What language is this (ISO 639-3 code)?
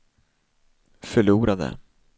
swe